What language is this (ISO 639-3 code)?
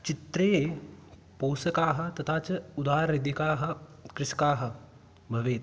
san